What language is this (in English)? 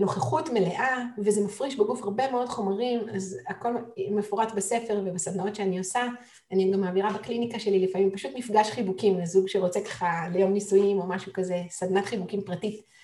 Hebrew